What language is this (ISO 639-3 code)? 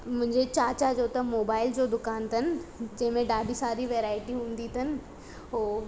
snd